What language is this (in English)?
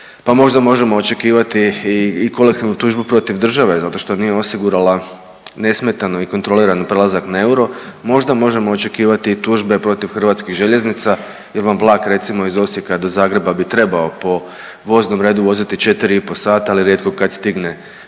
Croatian